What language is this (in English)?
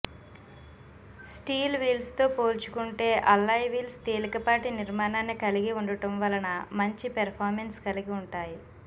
Telugu